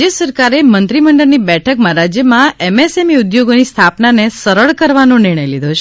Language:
Gujarati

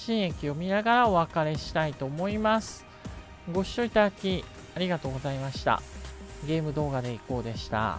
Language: Japanese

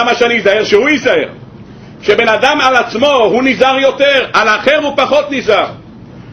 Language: Hebrew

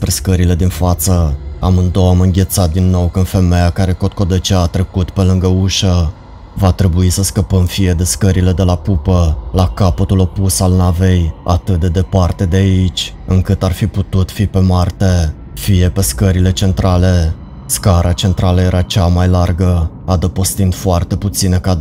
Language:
Romanian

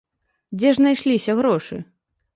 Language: Belarusian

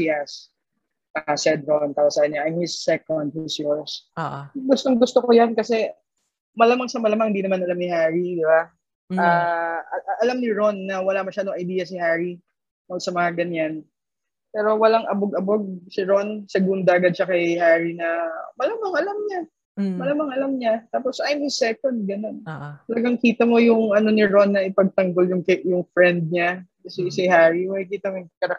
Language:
Filipino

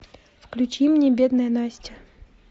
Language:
Russian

